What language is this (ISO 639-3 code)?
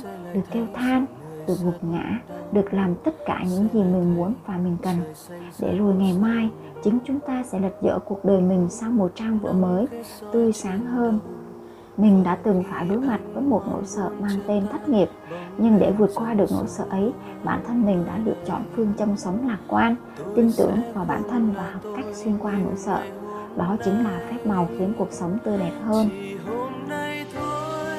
vie